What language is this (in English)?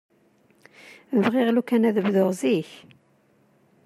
Kabyle